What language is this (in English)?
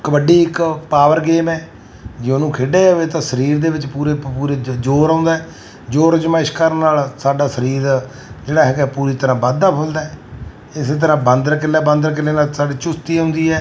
Punjabi